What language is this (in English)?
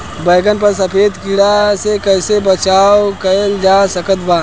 Bhojpuri